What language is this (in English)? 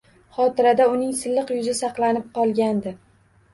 Uzbek